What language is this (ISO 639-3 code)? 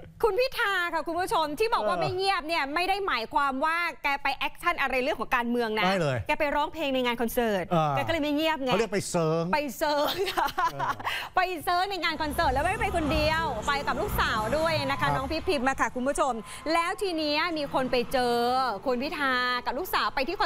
tha